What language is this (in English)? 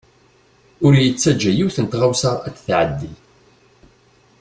Kabyle